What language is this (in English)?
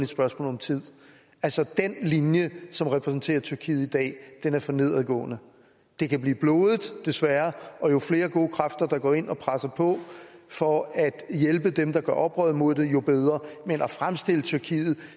Danish